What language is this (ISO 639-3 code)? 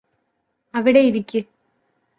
mal